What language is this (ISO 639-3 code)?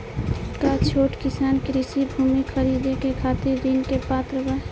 bho